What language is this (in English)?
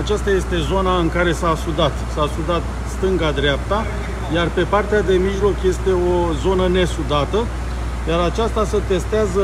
Romanian